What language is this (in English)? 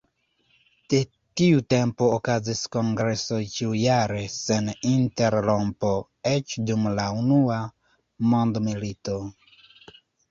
Esperanto